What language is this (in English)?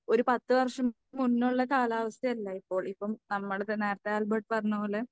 Malayalam